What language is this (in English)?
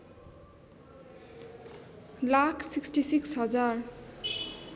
Nepali